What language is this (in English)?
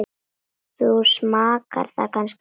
Icelandic